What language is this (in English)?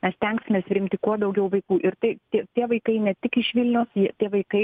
Lithuanian